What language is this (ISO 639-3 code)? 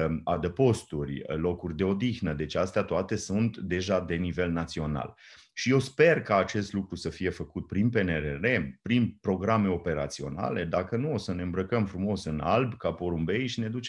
ron